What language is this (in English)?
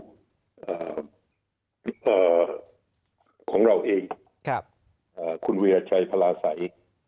Thai